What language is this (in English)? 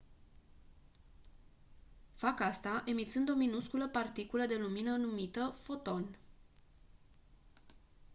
Romanian